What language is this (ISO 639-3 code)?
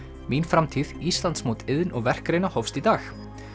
isl